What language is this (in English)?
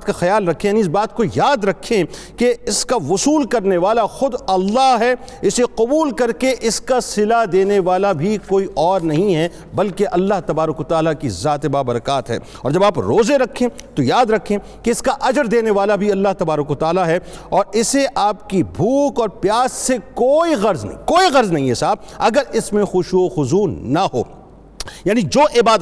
Urdu